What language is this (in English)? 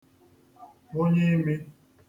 Igbo